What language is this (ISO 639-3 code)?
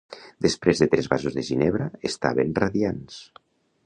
cat